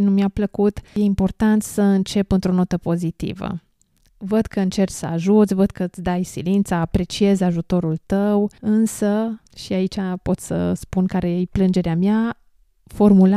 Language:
Romanian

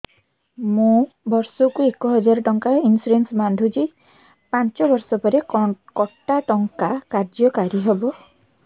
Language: Odia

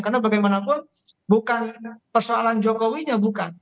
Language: Indonesian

